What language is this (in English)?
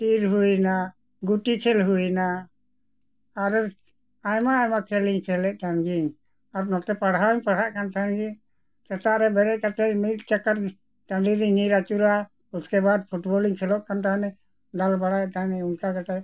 Santali